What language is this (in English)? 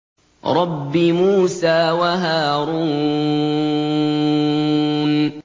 Arabic